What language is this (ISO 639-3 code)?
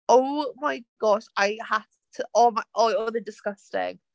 cym